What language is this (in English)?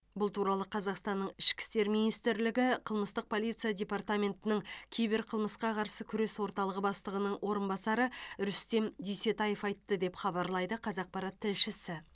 Kazakh